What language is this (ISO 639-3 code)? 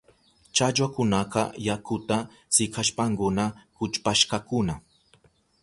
qup